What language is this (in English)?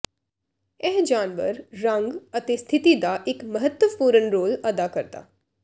Punjabi